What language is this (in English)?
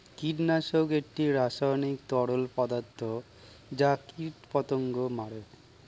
Bangla